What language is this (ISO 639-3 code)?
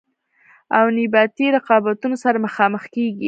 pus